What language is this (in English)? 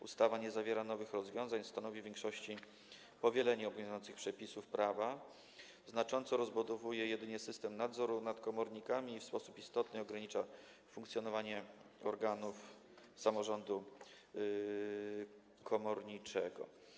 Polish